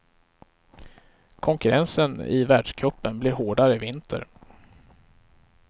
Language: Swedish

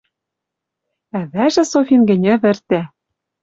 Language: Western Mari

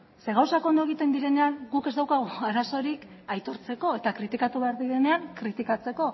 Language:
Basque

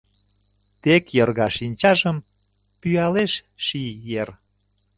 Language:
Mari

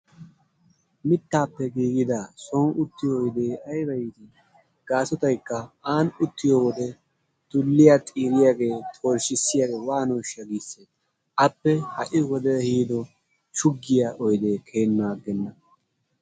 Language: Wolaytta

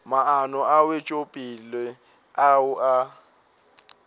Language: Northern Sotho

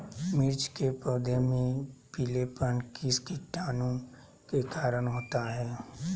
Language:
Magahi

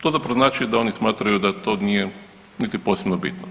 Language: Croatian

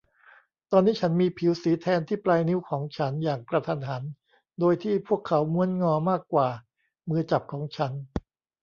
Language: Thai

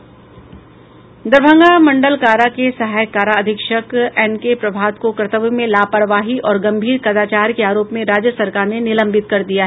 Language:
Hindi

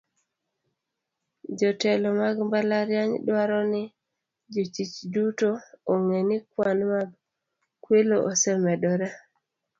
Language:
Luo (Kenya and Tanzania)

